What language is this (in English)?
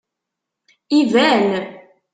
Kabyle